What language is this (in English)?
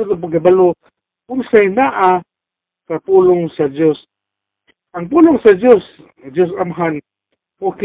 Filipino